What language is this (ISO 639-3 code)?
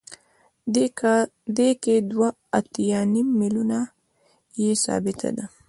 pus